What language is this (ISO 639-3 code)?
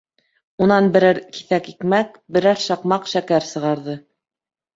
bak